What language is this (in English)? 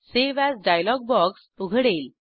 Marathi